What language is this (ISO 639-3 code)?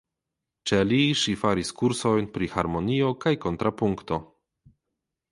epo